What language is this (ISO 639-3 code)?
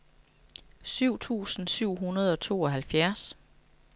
dan